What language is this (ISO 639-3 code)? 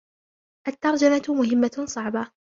ara